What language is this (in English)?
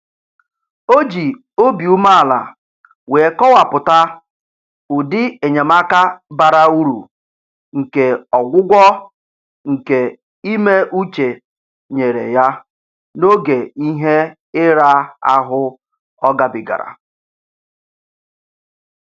Igbo